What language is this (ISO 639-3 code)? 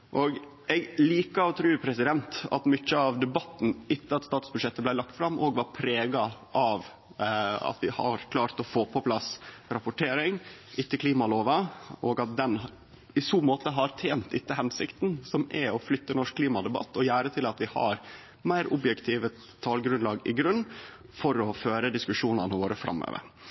nno